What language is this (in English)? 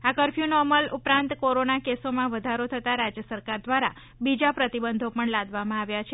Gujarati